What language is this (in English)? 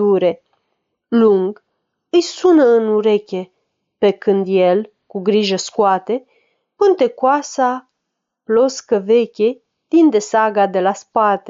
Romanian